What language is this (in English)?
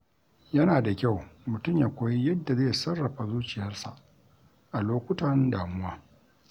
Hausa